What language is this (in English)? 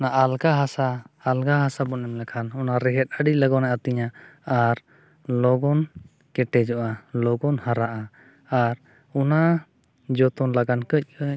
Santali